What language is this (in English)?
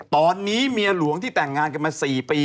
Thai